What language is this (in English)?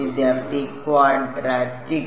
Malayalam